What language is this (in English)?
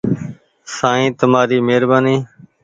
Goaria